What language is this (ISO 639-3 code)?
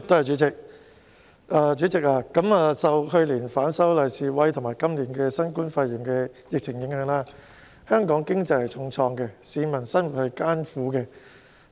yue